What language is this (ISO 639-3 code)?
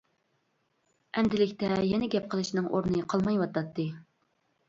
uig